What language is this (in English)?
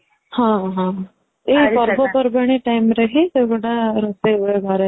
Odia